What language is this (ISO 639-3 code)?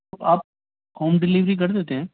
urd